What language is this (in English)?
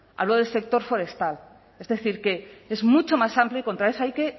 Spanish